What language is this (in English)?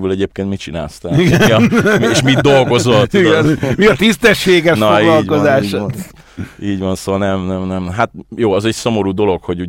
Hungarian